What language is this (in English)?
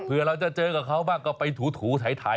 Thai